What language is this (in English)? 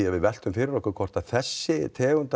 Icelandic